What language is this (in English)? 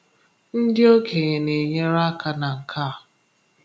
Igbo